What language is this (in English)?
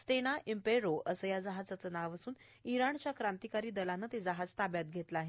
Marathi